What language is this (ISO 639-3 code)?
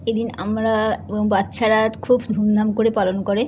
ben